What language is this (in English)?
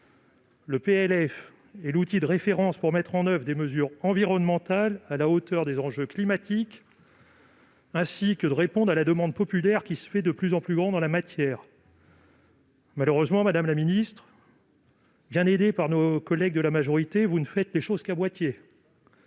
French